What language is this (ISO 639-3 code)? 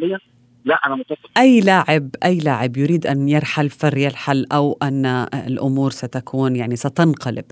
ara